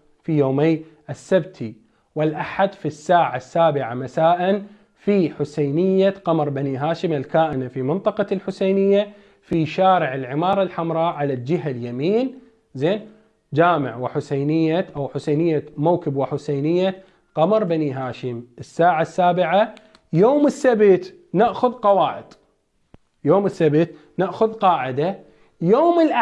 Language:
Arabic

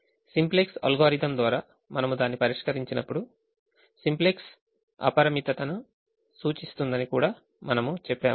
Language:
Telugu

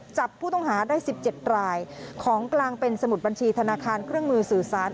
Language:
Thai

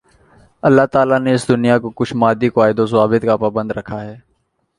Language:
Urdu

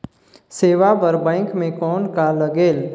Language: Chhattisgarhi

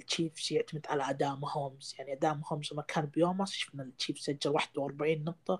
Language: Arabic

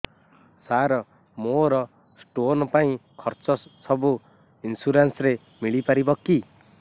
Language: Odia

